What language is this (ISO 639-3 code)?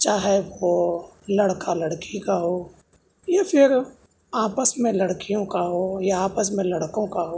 urd